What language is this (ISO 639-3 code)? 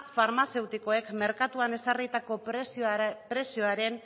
eus